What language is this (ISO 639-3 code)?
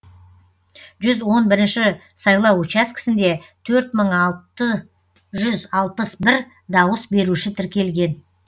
kaz